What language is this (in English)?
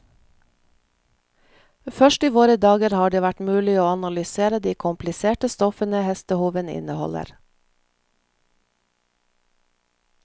Norwegian